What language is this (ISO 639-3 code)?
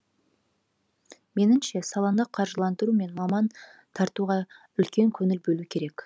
kaz